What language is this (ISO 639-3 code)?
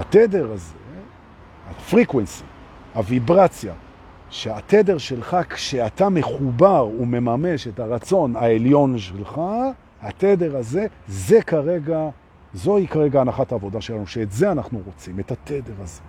heb